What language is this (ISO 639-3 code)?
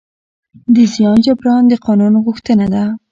pus